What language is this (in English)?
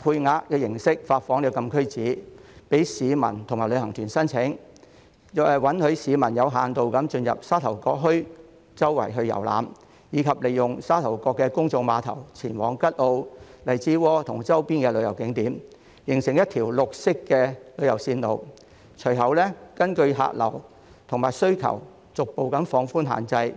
Cantonese